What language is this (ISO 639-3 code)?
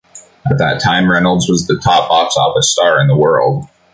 eng